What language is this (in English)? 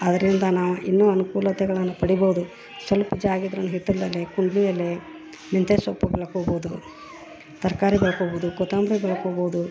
Kannada